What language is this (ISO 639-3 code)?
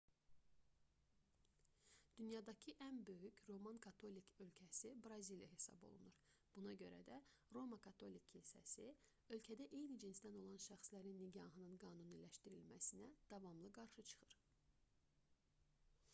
aze